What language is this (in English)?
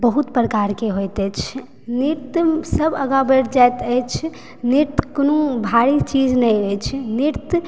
Maithili